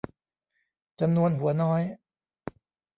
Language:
Thai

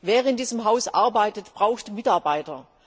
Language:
German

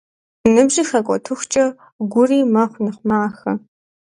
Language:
Kabardian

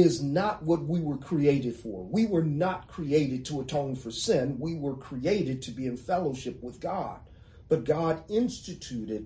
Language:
English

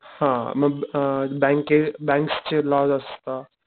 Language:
Marathi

